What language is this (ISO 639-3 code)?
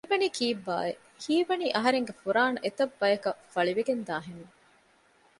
div